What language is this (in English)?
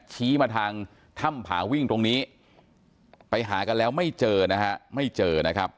Thai